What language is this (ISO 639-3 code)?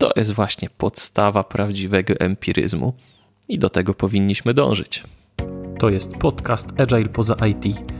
pol